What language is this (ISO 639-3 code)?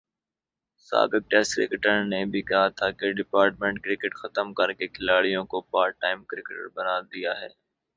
urd